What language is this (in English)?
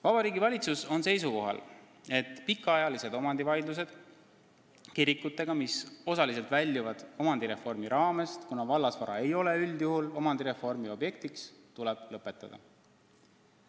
Estonian